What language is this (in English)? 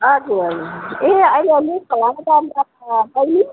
Nepali